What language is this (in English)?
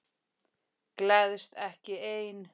Icelandic